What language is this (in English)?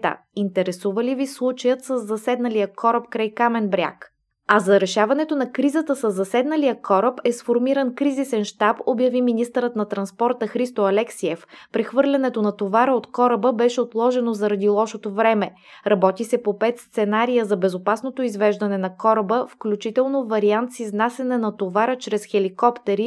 Bulgarian